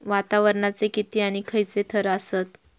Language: Marathi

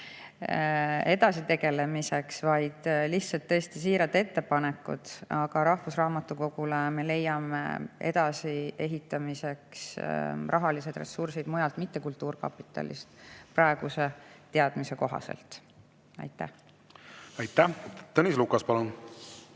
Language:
Estonian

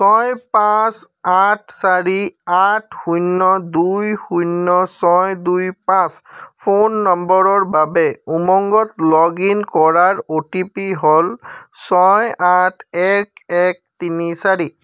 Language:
Assamese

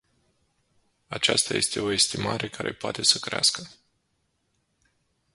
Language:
Romanian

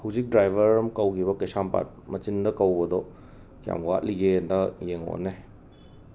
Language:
Manipuri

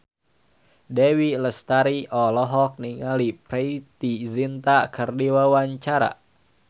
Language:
Sundanese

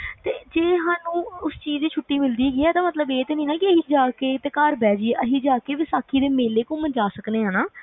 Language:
Punjabi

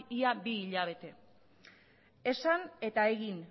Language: Basque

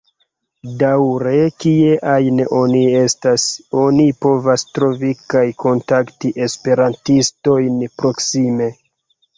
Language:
Esperanto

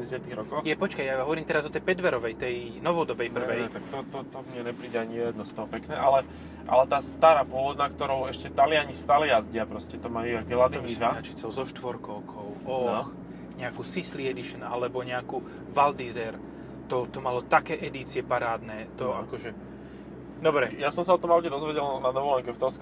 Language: Slovak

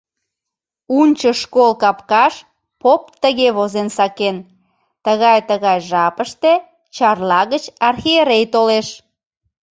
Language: Mari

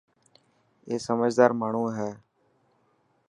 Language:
Dhatki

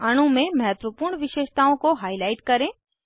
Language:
Hindi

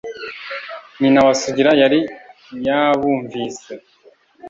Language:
Kinyarwanda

